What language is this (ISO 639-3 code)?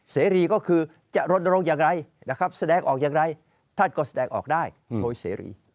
tha